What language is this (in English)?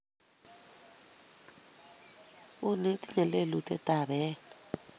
Kalenjin